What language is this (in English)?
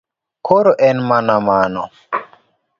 Luo (Kenya and Tanzania)